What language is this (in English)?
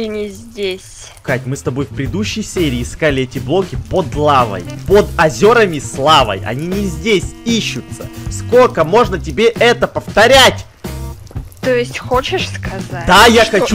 Russian